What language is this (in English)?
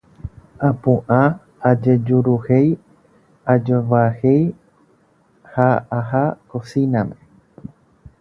Guarani